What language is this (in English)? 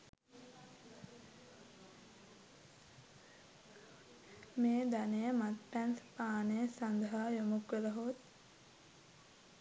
Sinhala